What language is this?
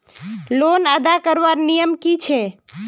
Magahi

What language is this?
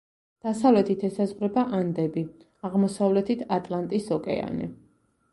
Georgian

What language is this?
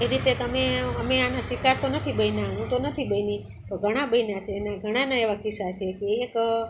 Gujarati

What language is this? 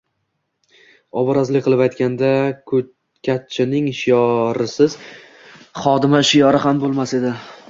Uzbek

